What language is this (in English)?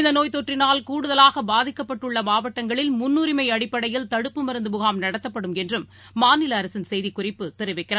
Tamil